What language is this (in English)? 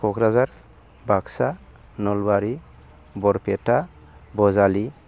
Bodo